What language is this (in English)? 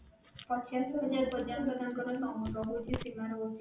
Odia